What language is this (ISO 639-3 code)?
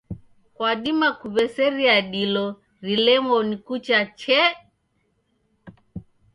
dav